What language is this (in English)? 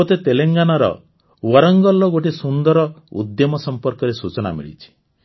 Odia